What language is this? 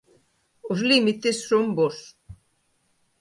Galician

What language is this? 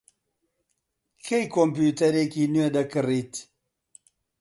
Central Kurdish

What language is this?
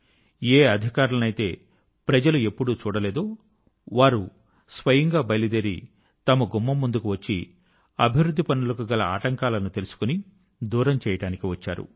Telugu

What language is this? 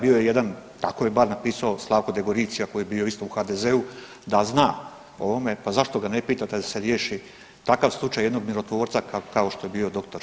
Croatian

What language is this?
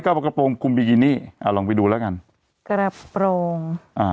Thai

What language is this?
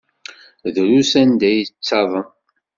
Kabyle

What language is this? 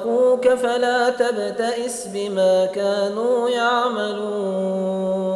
Arabic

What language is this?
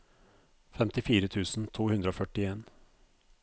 Norwegian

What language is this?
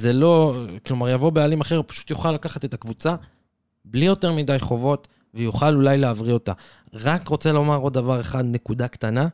Hebrew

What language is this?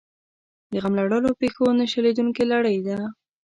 Pashto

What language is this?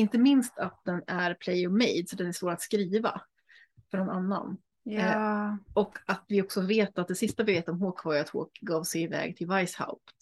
Swedish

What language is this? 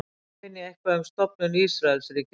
Icelandic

